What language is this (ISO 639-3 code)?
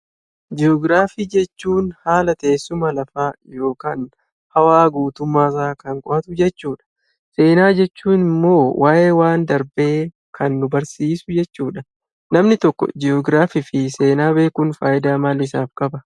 orm